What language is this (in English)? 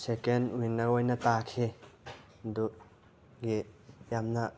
Manipuri